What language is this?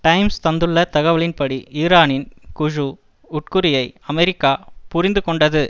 Tamil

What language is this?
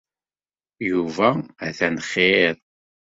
Kabyle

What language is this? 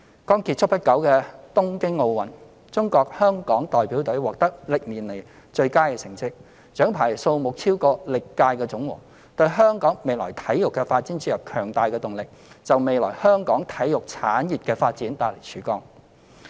Cantonese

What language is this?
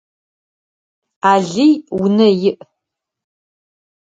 Adyghe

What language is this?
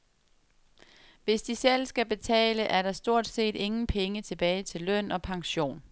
Danish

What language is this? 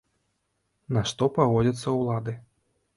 Belarusian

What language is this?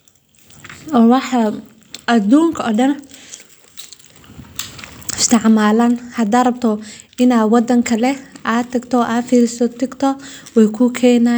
Somali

